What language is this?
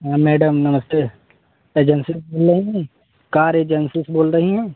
Hindi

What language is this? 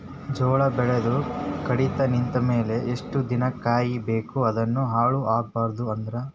Kannada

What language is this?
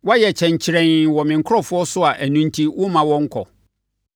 Akan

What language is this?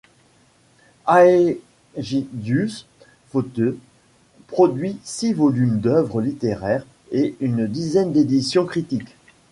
French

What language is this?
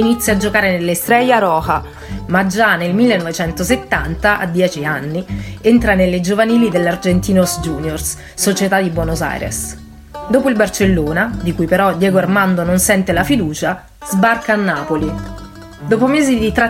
Italian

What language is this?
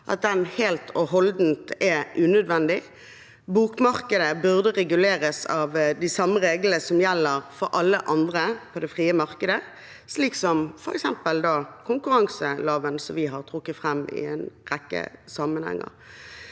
Norwegian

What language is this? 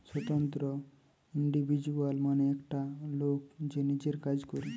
Bangla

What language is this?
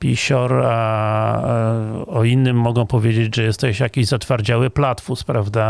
Polish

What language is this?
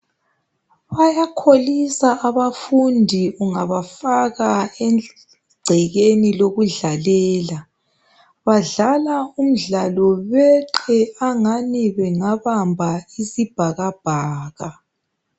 North Ndebele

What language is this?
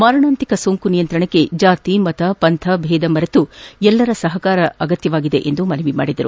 Kannada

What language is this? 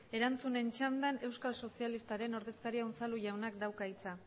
Basque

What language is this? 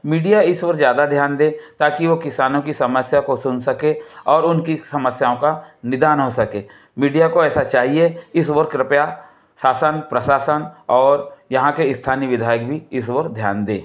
Hindi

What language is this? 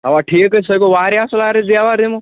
Kashmiri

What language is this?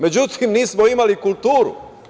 Serbian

